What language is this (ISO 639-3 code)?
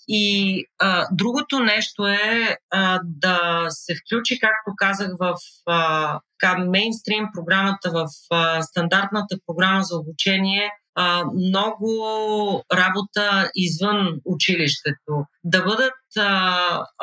bul